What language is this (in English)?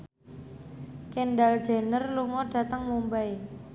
Javanese